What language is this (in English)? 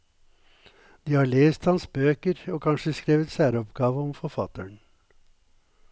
Norwegian